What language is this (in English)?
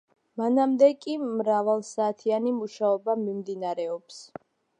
Georgian